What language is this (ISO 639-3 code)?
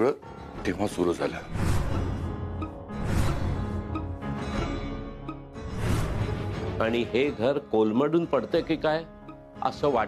mar